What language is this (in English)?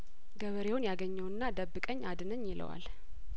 Amharic